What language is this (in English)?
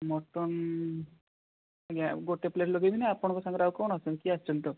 Odia